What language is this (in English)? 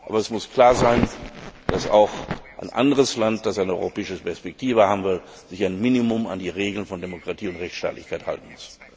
German